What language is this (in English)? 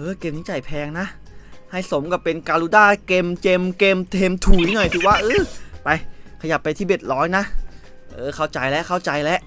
Thai